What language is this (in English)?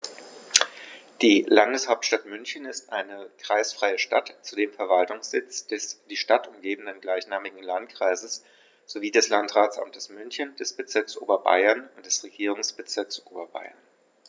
German